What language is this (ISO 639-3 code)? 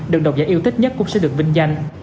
vie